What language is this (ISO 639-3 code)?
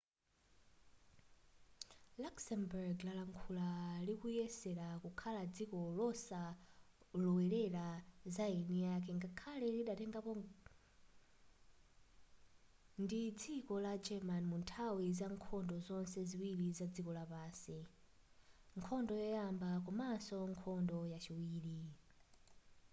nya